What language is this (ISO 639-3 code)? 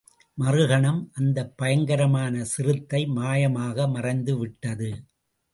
tam